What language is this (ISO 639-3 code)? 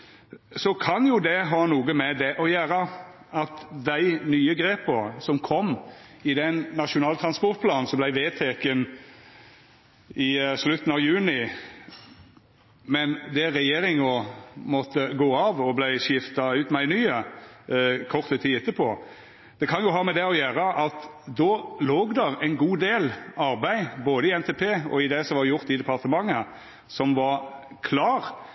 nno